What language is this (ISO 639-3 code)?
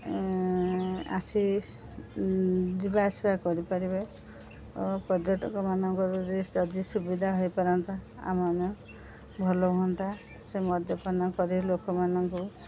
ori